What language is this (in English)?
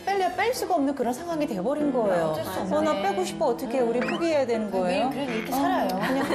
Korean